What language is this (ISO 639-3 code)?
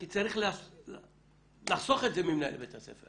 heb